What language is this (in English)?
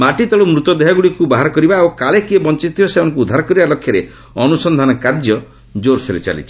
Odia